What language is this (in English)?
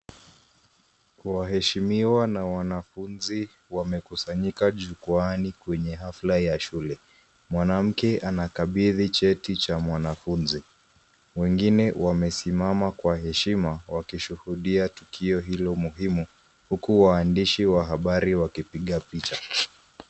Swahili